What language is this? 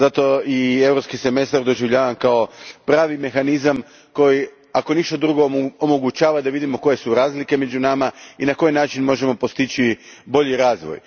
Croatian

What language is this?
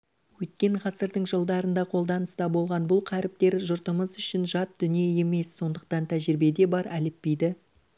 Kazakh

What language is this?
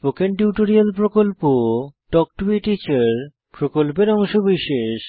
Bangla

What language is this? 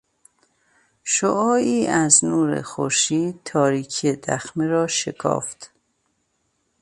Persian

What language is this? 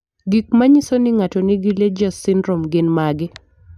Luo (Kenya and Tanzania)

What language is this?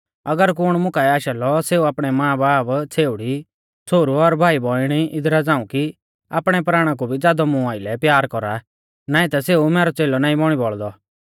Mahasu Pahari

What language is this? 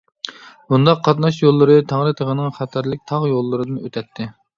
Uyghur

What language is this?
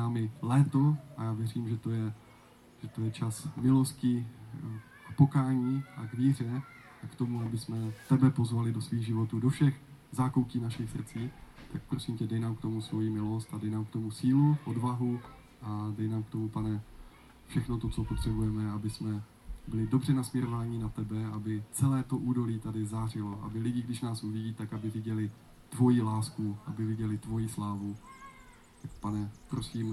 Czech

